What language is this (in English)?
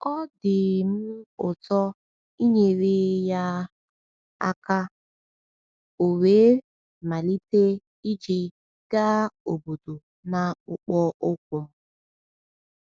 Igbo